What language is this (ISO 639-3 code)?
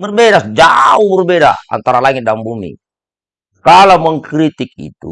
ind